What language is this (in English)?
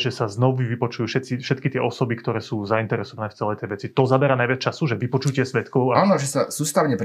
Slovak